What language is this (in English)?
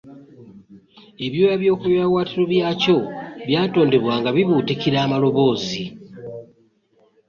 Ganda